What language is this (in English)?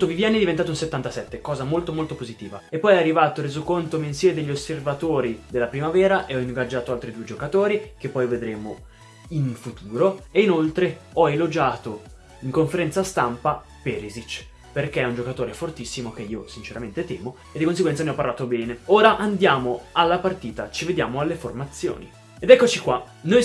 Italian